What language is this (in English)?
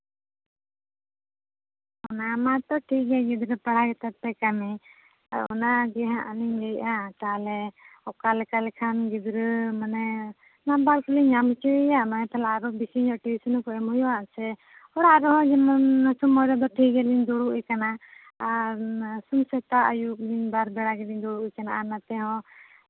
Santali